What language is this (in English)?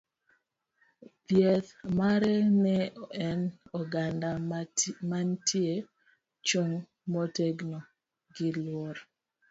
Luo (Kenya and Tanzania)